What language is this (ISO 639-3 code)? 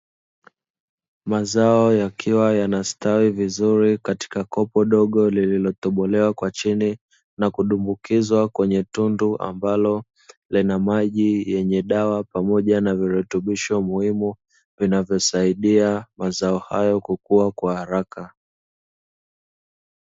swa